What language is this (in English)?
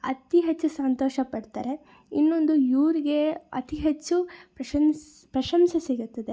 Kannada